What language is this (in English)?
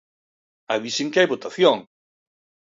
Galician